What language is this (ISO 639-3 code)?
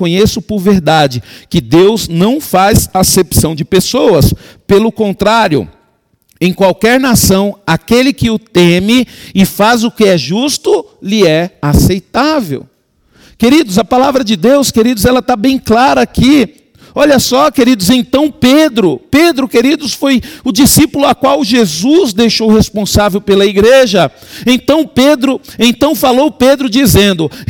por